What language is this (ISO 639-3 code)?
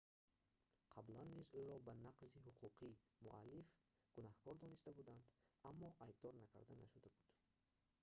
tgk